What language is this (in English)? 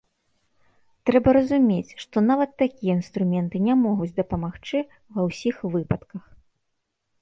Belarusian